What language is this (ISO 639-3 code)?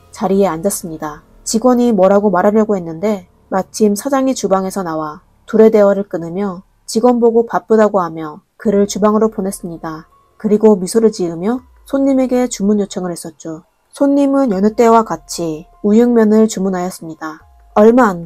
kor